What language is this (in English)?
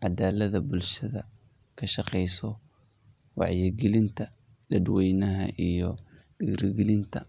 Somali